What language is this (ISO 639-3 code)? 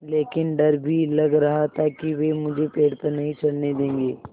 hin